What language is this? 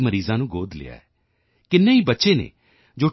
Punjabi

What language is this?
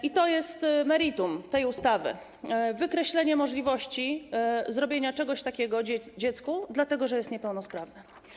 Polish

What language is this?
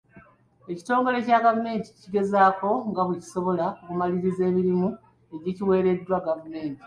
Ganda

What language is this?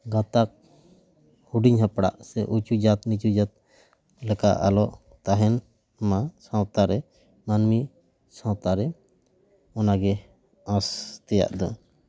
Santali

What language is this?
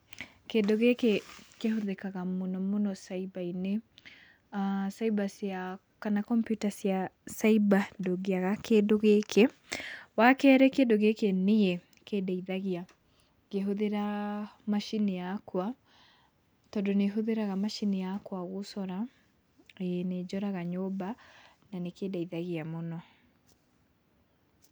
Kikuyu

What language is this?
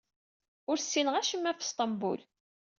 Kabyle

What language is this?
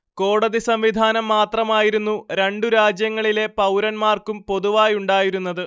Malayalam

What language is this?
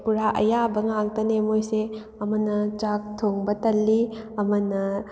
Manipuri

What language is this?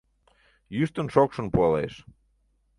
Mari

